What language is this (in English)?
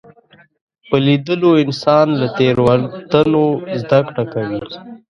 Pashto